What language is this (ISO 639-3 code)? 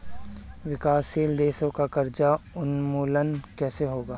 hin